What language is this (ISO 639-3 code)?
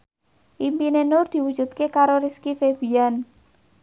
jav